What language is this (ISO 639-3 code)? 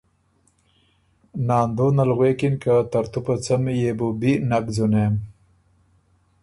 oru